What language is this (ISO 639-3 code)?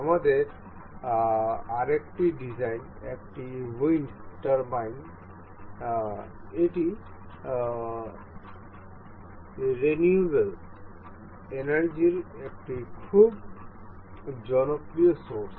ben